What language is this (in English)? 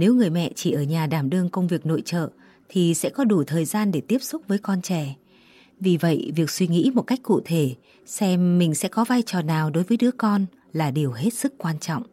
Vietnamese